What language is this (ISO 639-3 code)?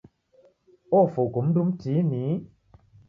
dav